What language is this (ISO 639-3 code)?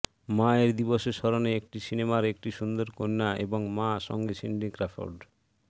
ben